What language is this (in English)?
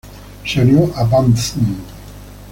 Spanish